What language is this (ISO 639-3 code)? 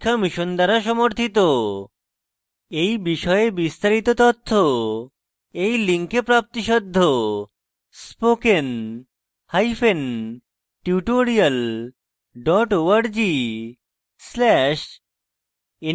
ben